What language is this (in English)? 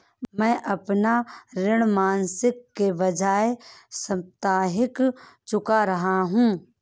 Hindi